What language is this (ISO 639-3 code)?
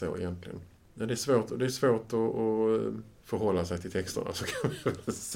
swe